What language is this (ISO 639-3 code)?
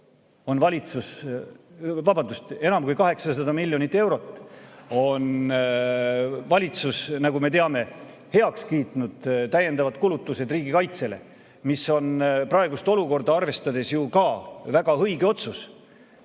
est